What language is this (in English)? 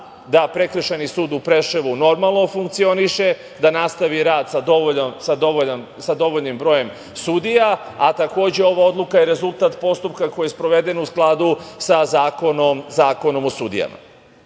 Serbian